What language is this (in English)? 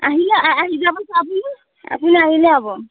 Assamese